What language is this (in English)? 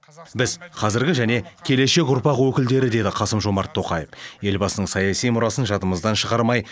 Kazakh